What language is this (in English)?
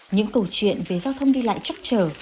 Vietnamese